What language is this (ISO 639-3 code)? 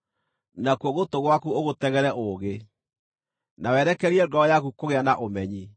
kik